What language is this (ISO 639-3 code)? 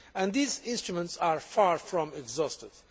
eng